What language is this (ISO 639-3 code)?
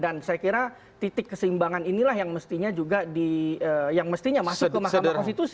ind